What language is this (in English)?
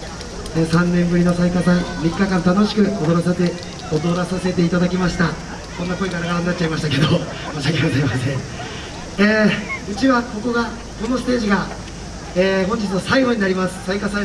Japanese